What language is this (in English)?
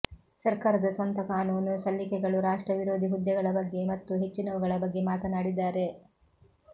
Kannada